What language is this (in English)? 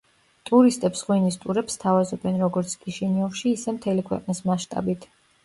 Georgian